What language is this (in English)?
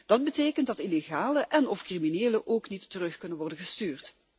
Dutch